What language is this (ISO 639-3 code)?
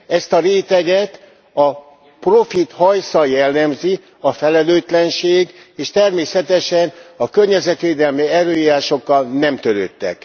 hun